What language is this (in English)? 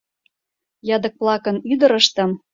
Mari